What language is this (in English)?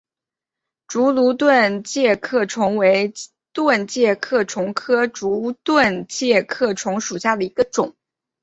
Chinese